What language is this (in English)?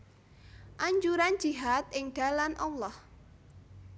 Javanese